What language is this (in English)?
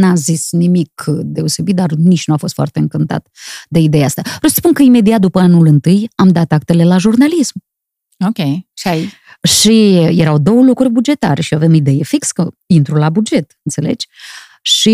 Romanian